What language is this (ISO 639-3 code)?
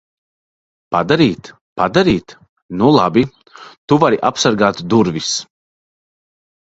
lav